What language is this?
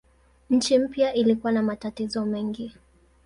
Swahili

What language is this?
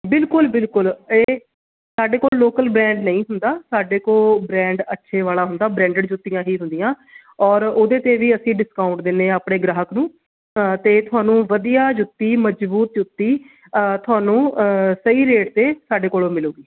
Punjabi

